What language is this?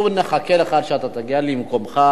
Hebrew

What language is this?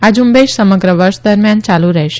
Gujarati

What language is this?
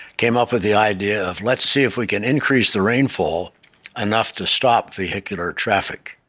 English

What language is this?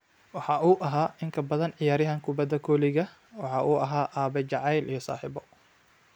Somali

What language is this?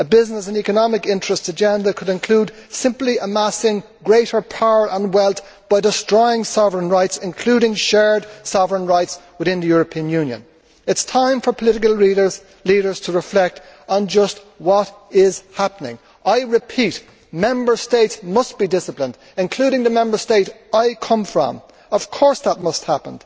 English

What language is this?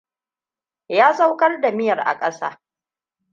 Hausa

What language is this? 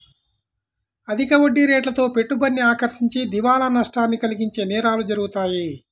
Telugu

